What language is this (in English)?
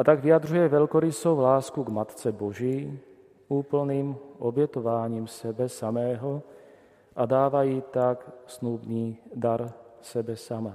Czech